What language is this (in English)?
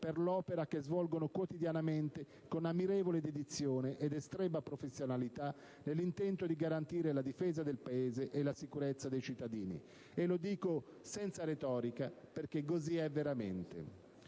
Italian